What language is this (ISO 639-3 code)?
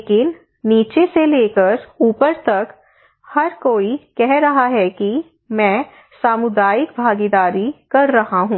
hin